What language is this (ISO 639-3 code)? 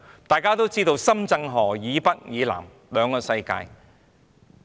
yue